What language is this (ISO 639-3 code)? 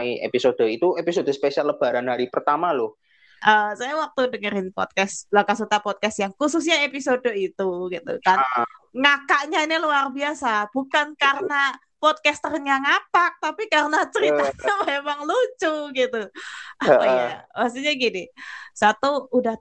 ind